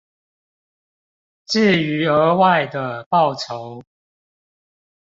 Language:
Chinese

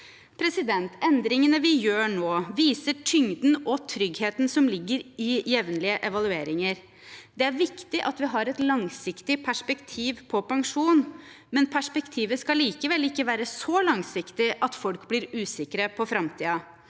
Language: Norwegian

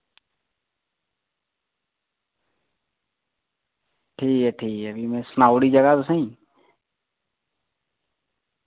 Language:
Dogri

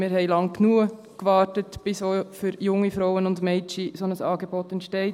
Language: Swiss German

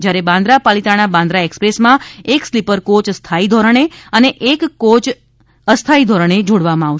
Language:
Gujarati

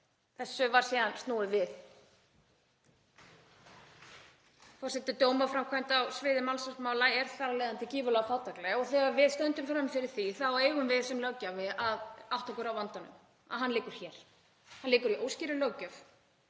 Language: Icelandic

